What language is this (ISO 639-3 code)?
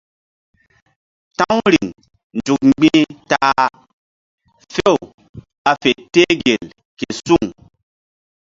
mdd